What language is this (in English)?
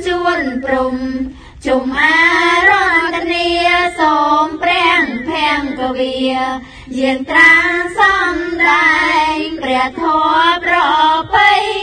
Thai